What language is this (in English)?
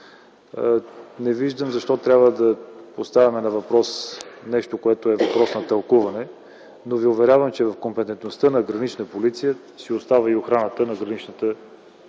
Bulgarian